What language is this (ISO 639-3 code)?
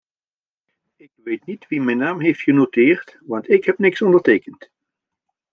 nld